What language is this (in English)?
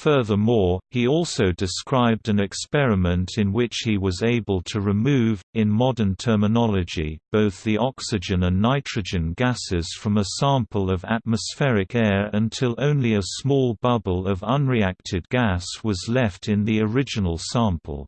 English